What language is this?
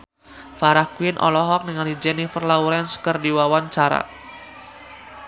Sundanese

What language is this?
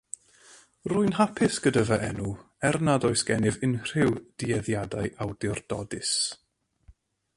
Welsh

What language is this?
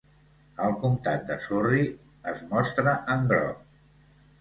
Catalan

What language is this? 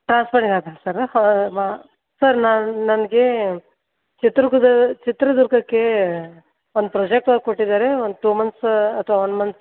Kannada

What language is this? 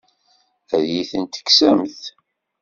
Kabyle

